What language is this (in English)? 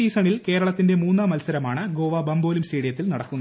Malayalam